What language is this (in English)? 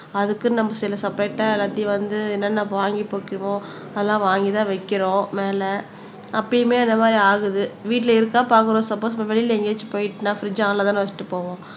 Tamil